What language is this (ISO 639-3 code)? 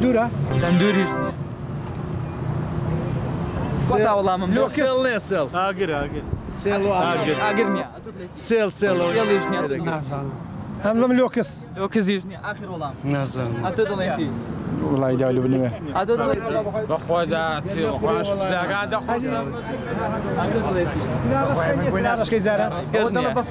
ara